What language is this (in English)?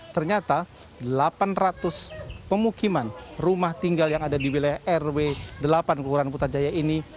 Indonesian